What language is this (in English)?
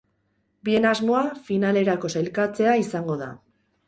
Basque